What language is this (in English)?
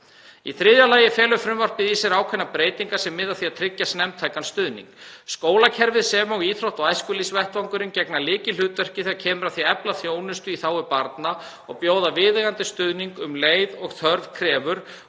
Icelandic